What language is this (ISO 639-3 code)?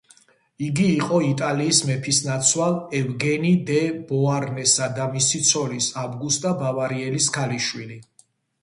kat